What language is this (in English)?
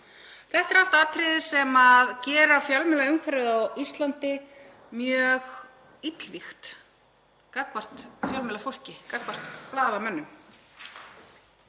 Icelandic